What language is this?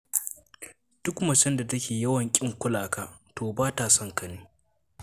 Hausa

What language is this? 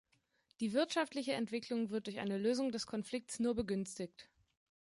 German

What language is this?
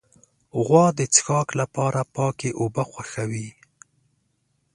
Pashto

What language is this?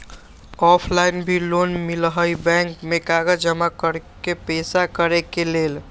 Magahi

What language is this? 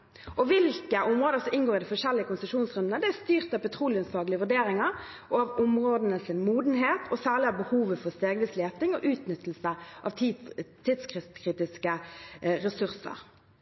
Norwegian Bokmål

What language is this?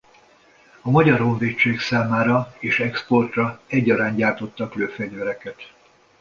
Hungarian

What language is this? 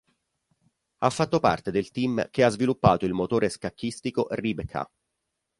Italian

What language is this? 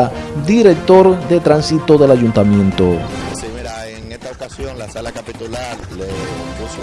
Spanish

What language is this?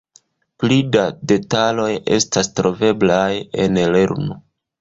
Esperanto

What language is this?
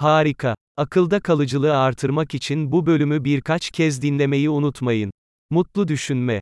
Turkish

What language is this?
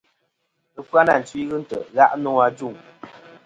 Kom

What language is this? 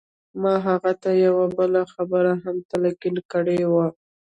Pashto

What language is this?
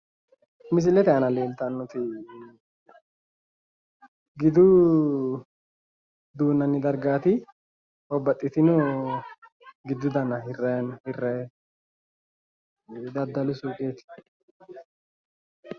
Sidamo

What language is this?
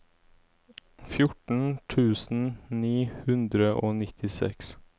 Norwegian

